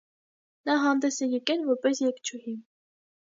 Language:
Armenian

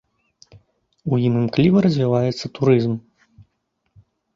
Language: Belarusian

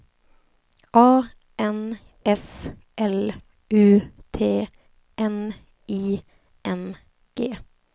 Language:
Swedish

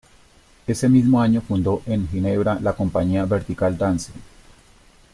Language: Spanish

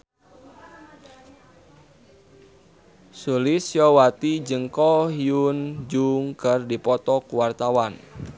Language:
Sundanese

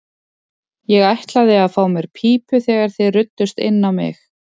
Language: Icelandic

